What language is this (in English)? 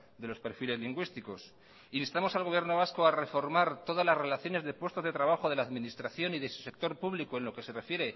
Spanish